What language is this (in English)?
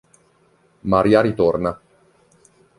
Italian